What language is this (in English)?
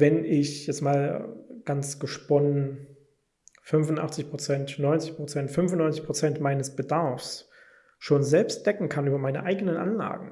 German